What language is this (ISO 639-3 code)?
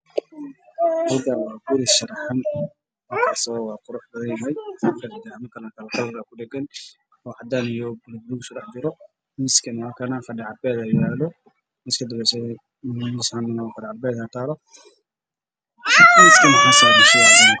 som